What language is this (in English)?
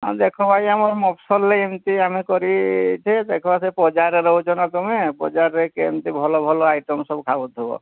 Odia